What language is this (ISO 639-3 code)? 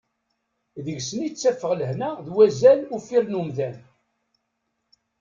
kab